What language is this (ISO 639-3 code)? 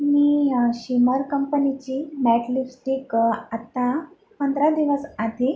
mar